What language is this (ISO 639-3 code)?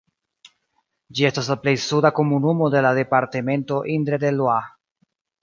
epo